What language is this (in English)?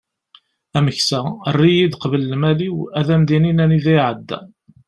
Kabyle